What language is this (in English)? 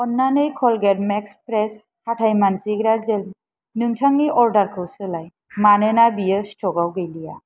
Bodo